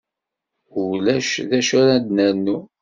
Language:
Kabyle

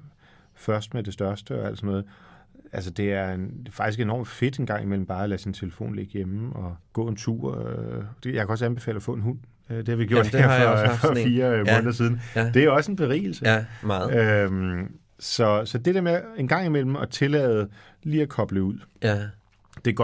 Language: Danish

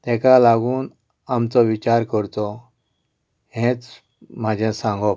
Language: Konkani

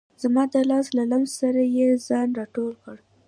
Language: Pashto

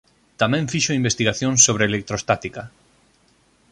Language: Galician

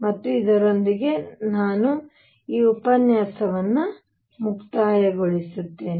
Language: Kannada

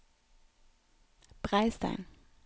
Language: Norwegian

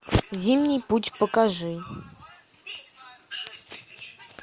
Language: Russian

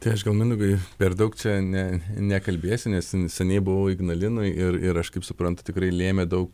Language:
Lithuanian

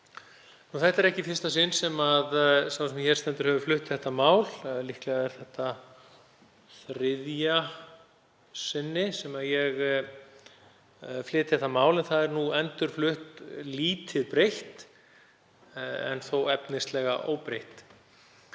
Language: Icelandic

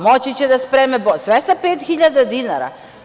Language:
Serbian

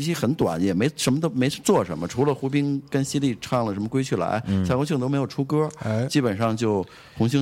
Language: Chinese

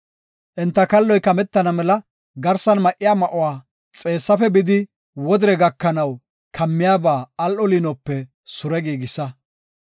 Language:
Gofa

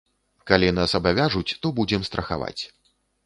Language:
Belarusian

